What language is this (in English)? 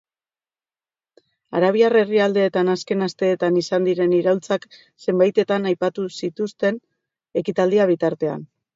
Basque